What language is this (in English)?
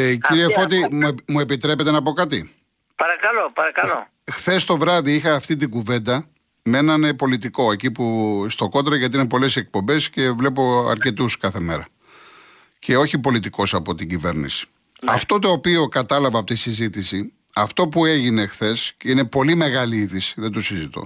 Greek